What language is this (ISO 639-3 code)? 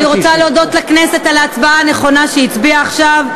heb